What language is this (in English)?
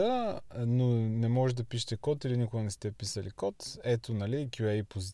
Bulgarian